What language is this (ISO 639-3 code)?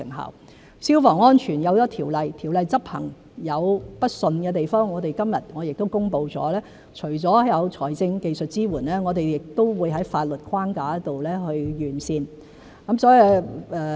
yue